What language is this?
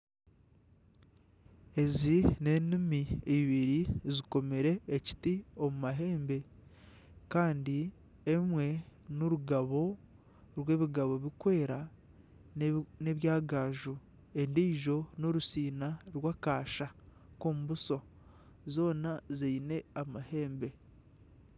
Nyankole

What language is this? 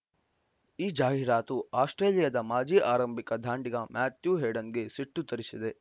Kannada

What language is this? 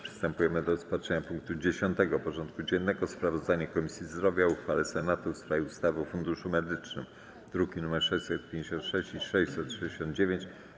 Polish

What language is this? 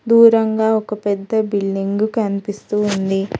Telugu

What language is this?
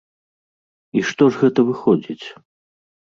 Belarusian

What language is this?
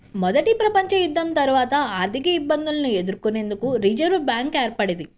Telugu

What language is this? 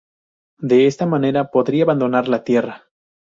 Spanish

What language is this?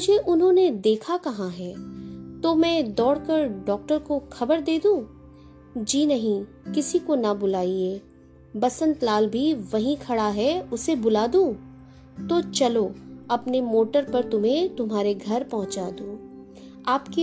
Hindi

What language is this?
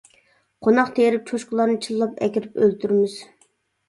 Uyghur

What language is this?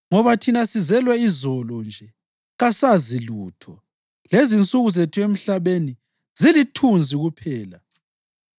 North Ndebele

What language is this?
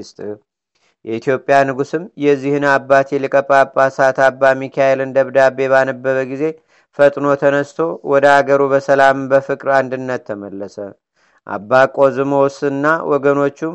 Amharic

